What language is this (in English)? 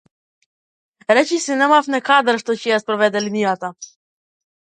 Macedonian